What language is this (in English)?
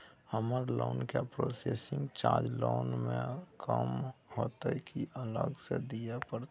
Maithili